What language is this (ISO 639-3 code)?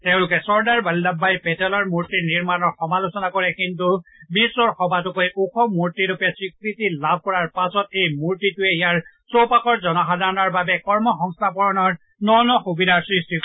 asm